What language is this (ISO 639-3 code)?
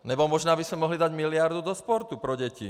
ces